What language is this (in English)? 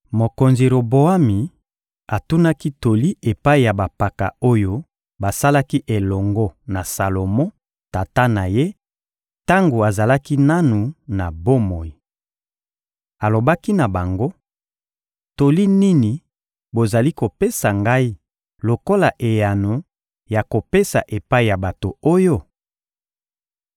Lingala